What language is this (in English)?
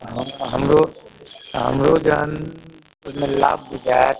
Maithili